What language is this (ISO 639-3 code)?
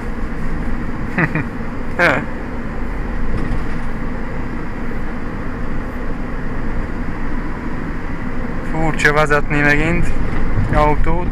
hun